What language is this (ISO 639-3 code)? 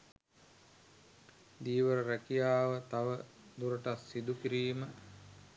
sin